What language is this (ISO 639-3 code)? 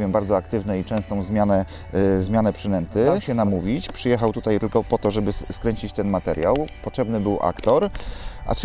pol